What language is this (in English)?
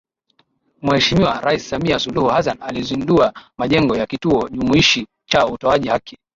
Swahili